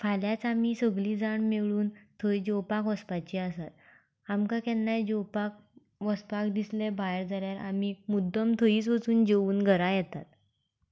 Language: Konkani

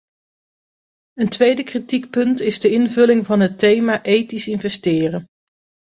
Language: Dutch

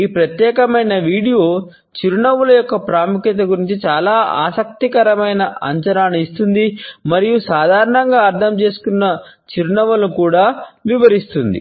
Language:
Telugu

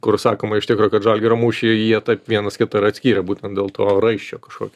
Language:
Lithuanian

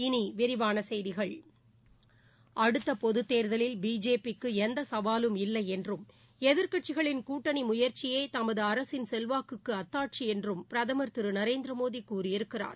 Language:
Tamil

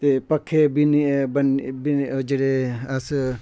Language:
Dogri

